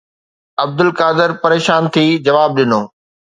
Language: Sindhi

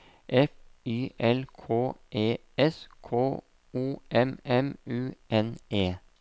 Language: Norwegian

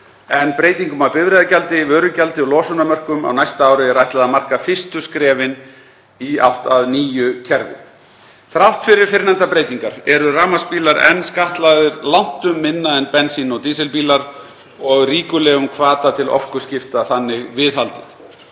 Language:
Icelandic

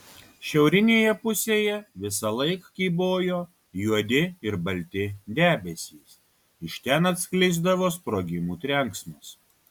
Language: Lithuanian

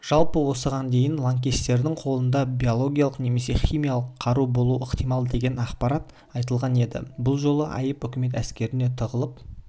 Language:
Kazakh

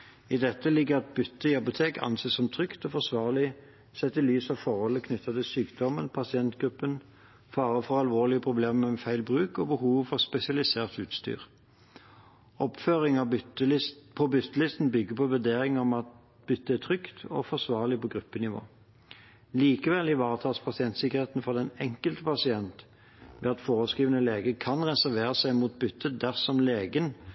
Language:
Norwegian Bokmål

